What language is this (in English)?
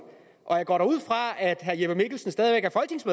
Danish